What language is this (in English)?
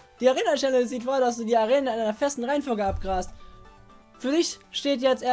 German